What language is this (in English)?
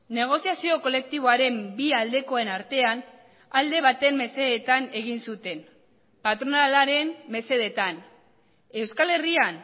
Basque